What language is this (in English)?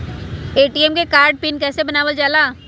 Magahi